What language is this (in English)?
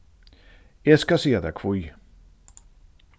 Faroese